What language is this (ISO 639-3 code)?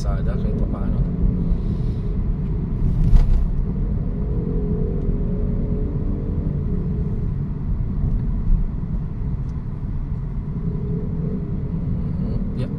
fil